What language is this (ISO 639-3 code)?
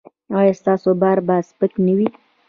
pus